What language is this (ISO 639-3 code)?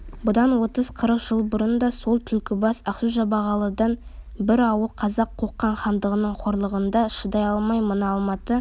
kaz